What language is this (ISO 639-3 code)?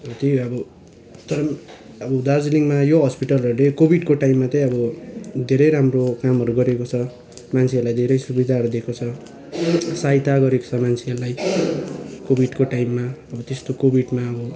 nep